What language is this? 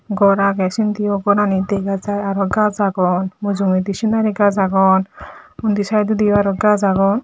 Chakma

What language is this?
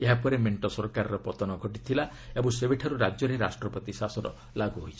Odia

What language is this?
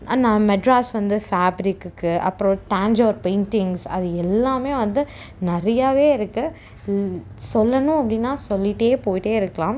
Tamil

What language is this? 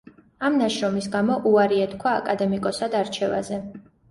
Georgian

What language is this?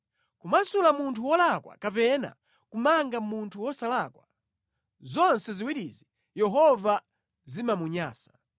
Nyanja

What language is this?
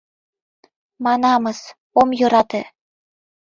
Mari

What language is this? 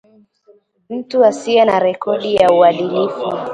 Swahili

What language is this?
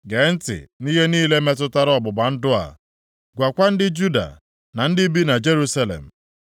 Igbo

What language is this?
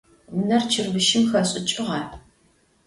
Adyghe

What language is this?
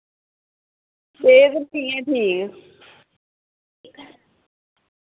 Dogri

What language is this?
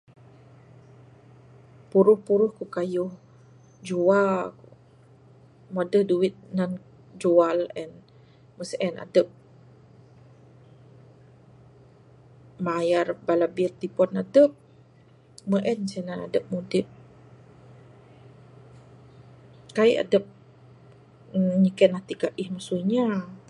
Bukar-Sadung Bidayuh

